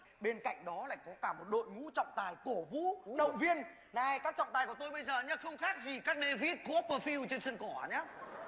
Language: Vietnamese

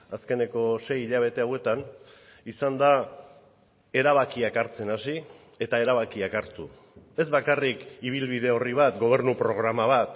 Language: Basque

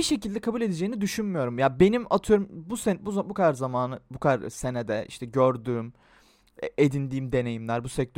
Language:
Turkish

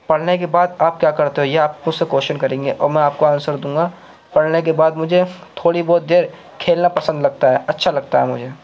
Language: Urdu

